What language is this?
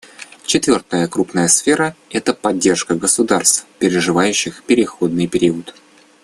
Russian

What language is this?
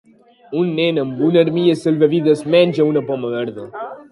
Catalan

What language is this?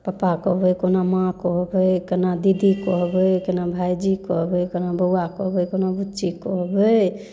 Maithili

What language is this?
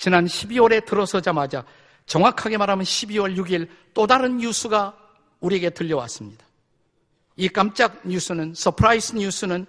Korean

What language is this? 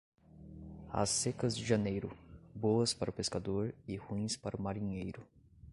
Portuguese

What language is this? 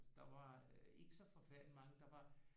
Danish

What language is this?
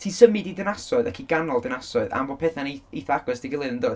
Welsh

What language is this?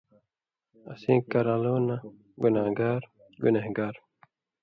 Indus Kohistani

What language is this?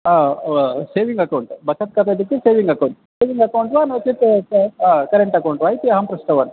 Sanskrit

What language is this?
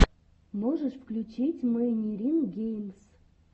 Russian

